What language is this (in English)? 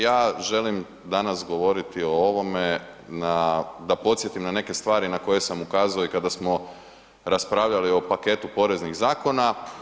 Croatian